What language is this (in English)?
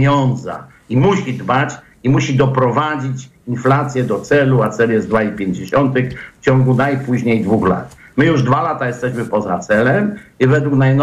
Polish